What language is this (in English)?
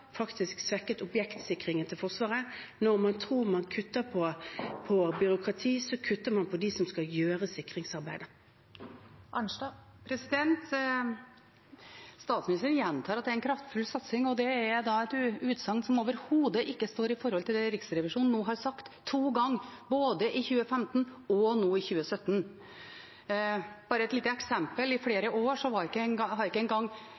Norwegian